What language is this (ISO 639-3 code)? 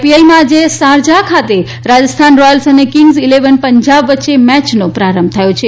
guj